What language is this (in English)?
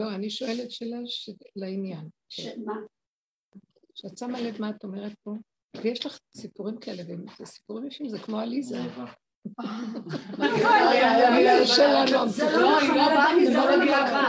Hebrew